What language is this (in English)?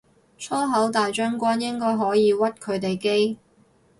Cantonese